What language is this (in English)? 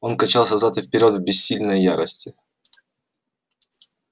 Russian